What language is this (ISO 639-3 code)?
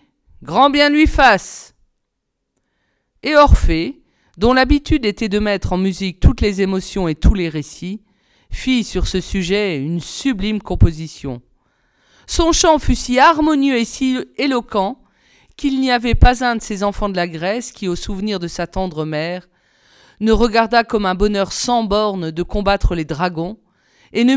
fra